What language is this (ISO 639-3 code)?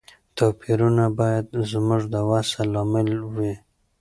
pus